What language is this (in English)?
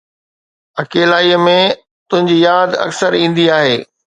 Sindhi